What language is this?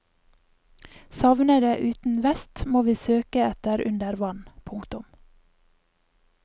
Norwegian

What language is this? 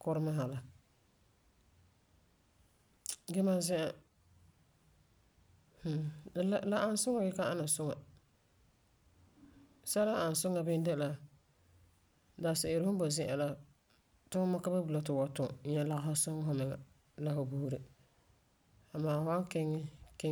Frafra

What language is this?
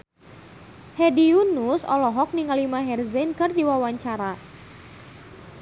Sundanese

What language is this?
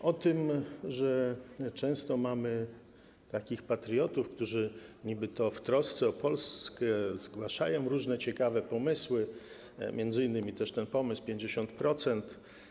Polish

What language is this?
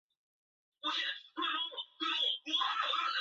Chinese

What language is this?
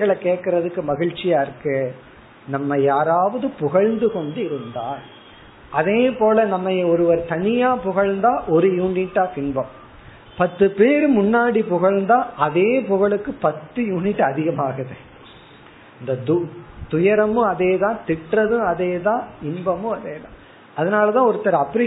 Tamil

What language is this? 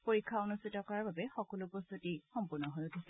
Assamese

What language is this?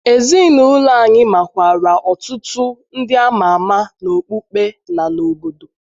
Igbo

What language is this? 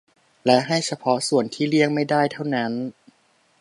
Thai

